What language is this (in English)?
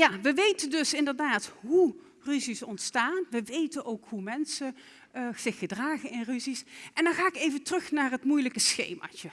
Dutch